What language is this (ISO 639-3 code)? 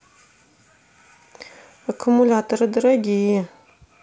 rus